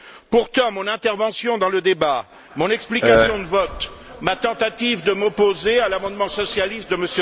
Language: French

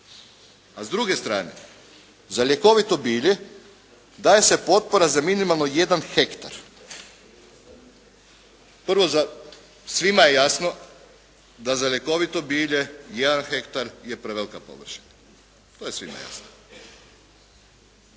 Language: Croatian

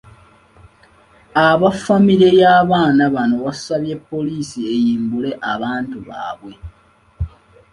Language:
Ganda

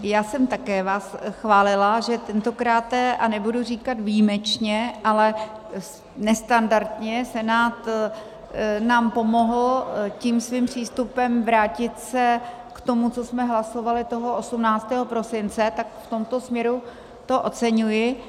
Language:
Czech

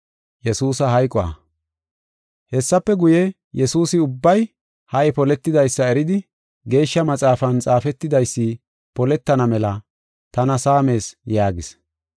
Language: Gofa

